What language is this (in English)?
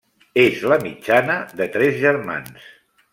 Catalan